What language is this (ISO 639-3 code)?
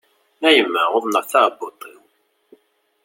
kab